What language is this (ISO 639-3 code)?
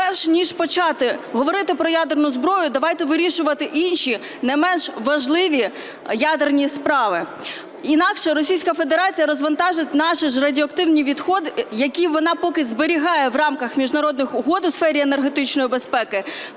ukr